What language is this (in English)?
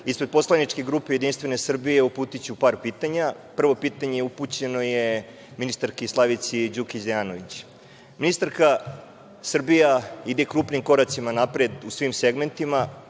Serbian